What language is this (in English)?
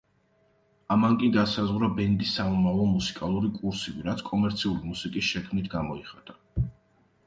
Georgian